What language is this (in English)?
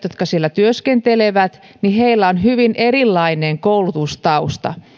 Finnish